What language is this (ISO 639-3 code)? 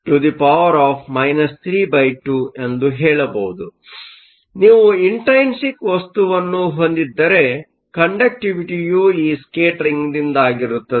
kan